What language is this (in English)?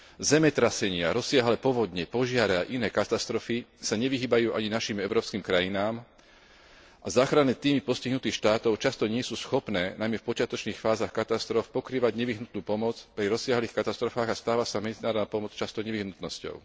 Slovak